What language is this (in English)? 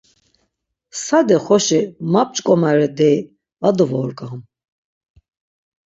Laz